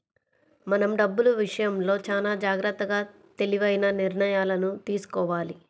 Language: Telugu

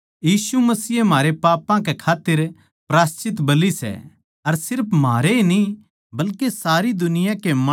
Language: Haryanvi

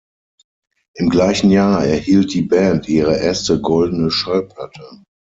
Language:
German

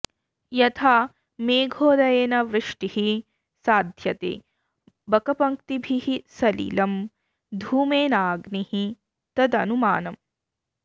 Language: Sanskrit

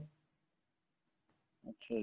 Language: Punjabi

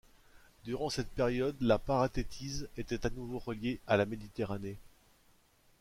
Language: French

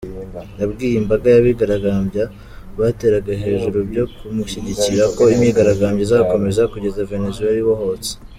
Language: Kinyarwanda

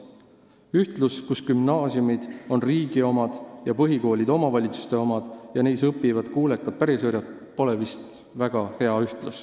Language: Estonian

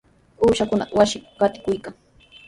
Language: Sihuas Ancash Quechua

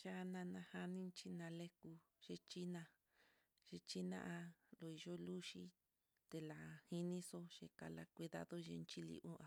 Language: Mitlatongo Mixtec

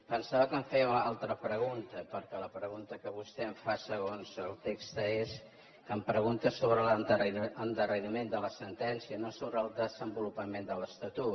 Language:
Catalan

